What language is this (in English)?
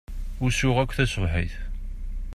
Kabyle